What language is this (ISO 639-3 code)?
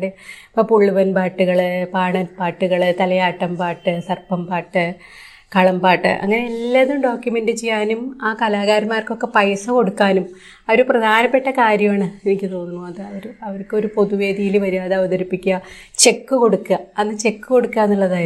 mal